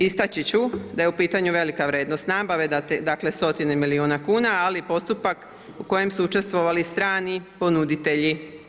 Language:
Croatian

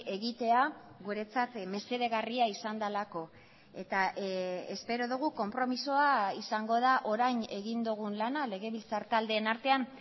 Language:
Basque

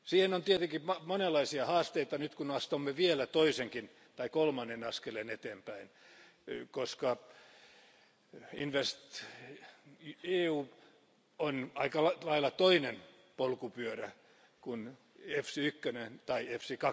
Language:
Finnish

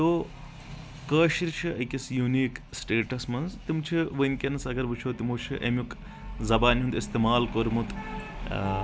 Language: Kashmiri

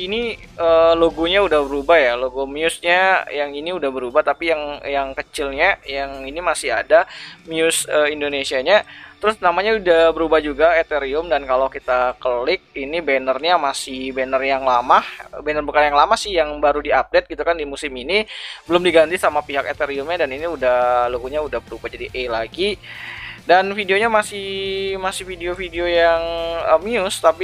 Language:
Indonesian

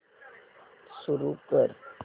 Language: Marathi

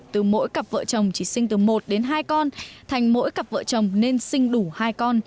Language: Vietnamese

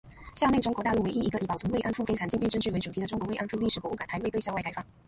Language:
Chinese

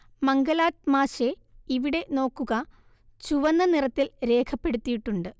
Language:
Malayalam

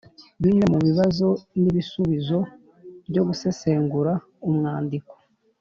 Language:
Kinyarwanda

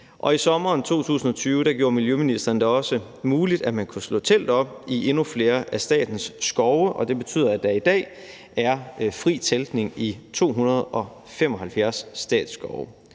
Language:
Danish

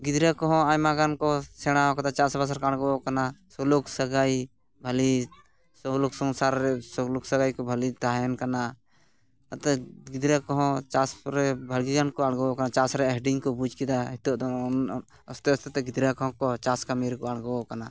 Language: Santali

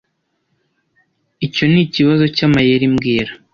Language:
Kinyarwanda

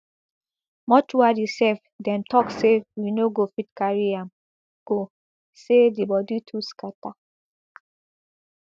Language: Nigerian Pidgin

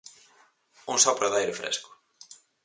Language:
Galician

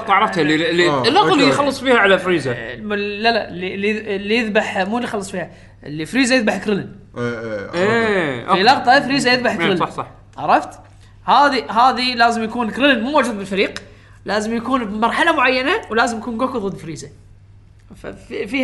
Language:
Arabic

